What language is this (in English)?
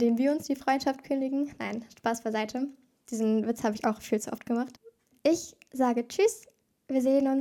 German